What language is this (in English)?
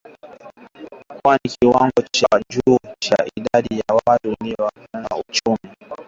Swahili